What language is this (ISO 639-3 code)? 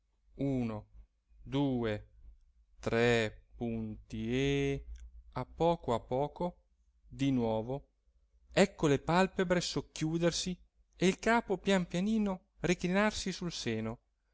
ita